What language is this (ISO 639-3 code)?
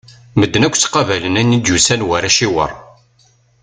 kab